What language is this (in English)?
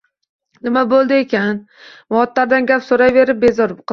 Uzbek